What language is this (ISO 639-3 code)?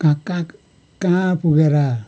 nep